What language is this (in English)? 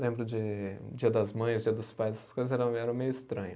Portuguese